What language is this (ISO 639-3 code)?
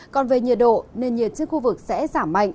vie